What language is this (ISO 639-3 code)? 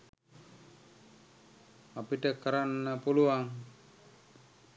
sin